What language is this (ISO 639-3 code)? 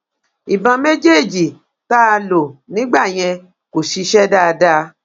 yor